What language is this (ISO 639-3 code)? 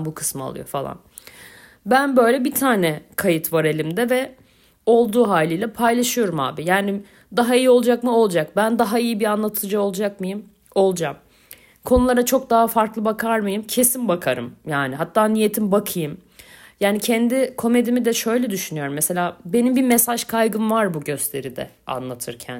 tur